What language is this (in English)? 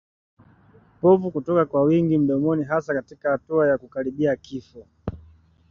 Swahili